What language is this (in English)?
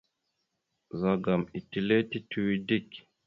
Mada (Cameroon)